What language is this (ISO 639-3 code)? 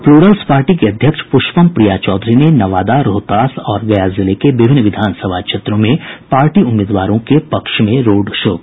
hin